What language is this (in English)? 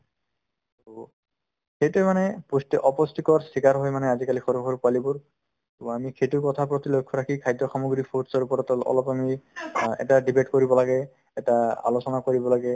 Assamese